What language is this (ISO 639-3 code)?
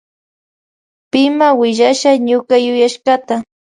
qvj